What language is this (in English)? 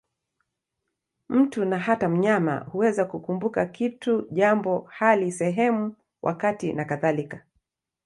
Swahili